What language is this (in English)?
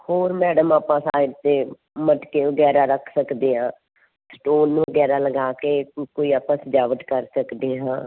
Punjabi